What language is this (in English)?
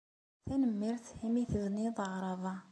Kabyle